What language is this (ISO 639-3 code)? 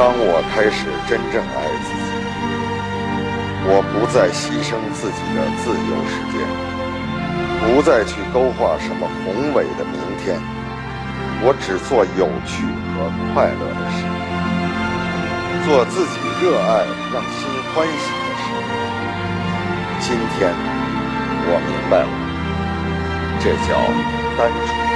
zho